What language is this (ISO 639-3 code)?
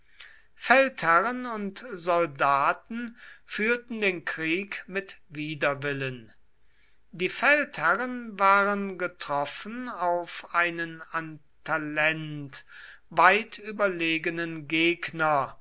deu